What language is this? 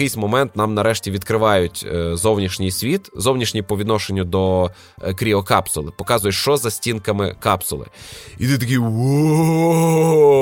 Ukrainian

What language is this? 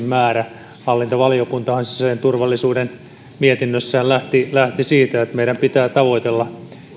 Finnish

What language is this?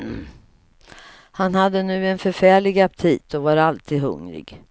Swedish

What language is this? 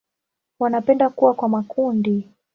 Swahili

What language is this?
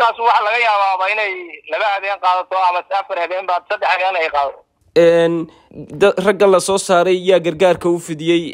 Arabic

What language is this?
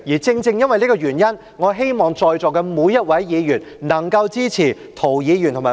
Cantonese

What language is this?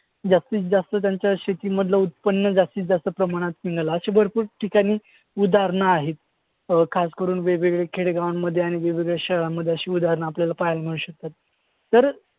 Marathi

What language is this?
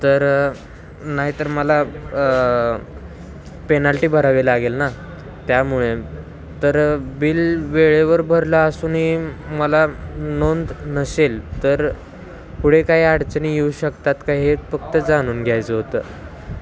Marathi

